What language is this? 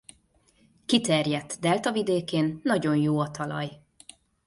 Hungarian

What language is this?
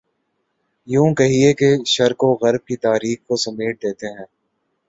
Urdu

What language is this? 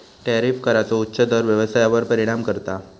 Marathi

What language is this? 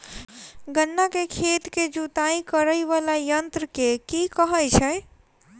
Maithili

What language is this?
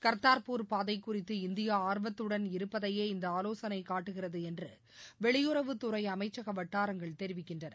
Tamil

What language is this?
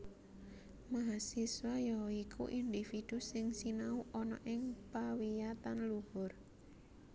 Javanese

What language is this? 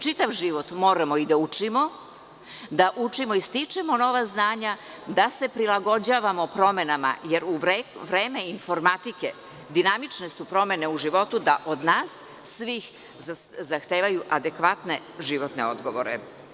Serbian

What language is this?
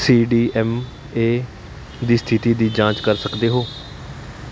Punjabi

